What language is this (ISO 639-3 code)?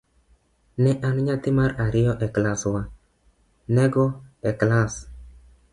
luo